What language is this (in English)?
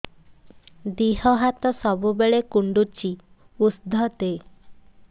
Odia